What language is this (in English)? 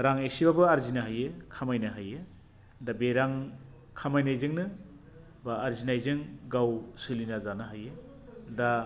Bodo